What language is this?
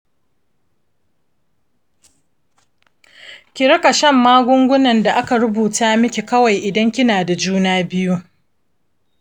Hausa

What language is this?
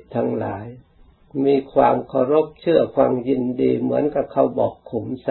Thai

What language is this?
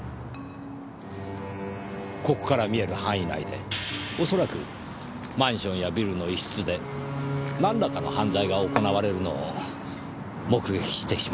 Japanese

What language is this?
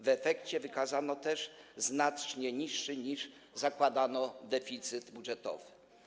Polish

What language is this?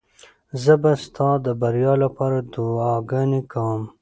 Pashto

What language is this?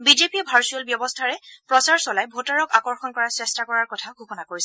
Assamese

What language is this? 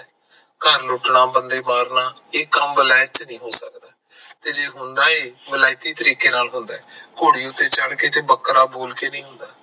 Punjabi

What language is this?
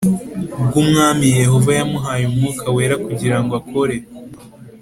Kinyarwanda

